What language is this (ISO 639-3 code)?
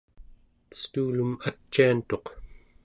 esu